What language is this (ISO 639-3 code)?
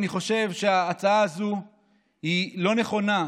heb